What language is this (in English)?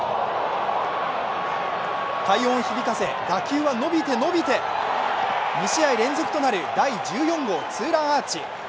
Japanese